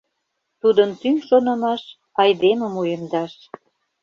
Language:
Mari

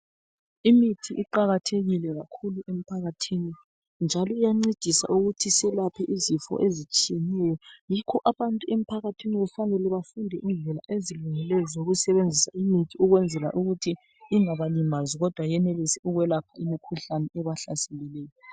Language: North Ndebele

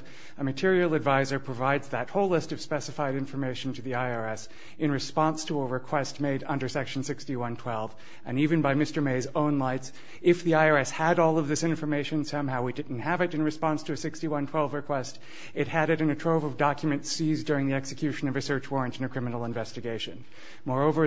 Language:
English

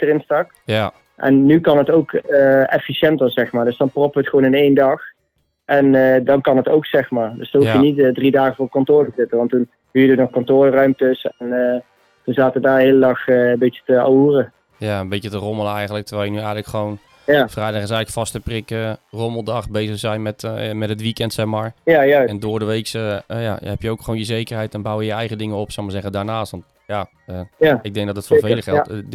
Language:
Dutch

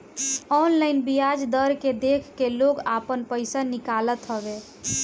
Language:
Bhojpuri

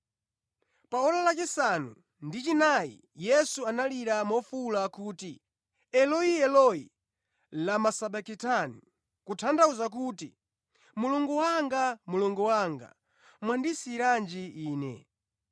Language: Nyanja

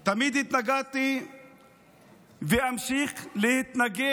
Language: Hebrew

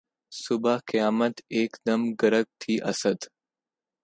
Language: Urdu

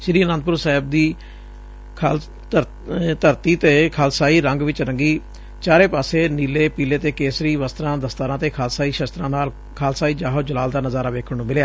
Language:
Punjabi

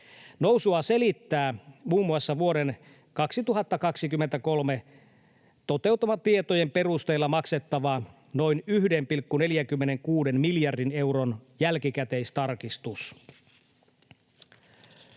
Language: Finnish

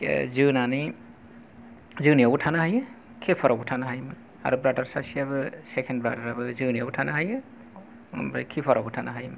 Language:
Bodo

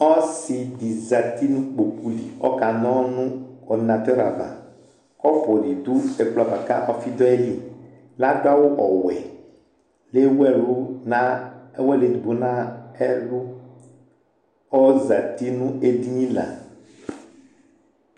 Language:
Ikposo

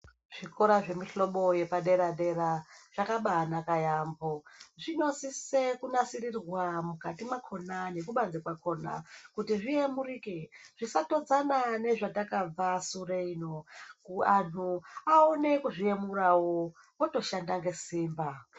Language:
Ndau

